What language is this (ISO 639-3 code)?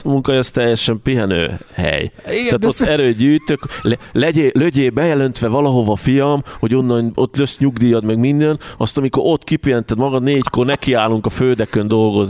hun